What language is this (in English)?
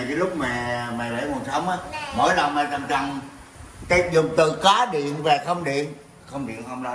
Vietnamese